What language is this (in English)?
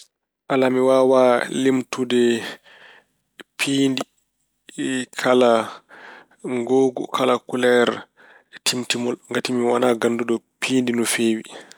Fula